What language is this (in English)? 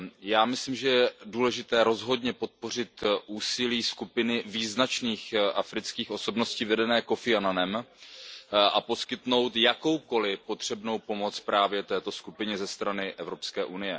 Czech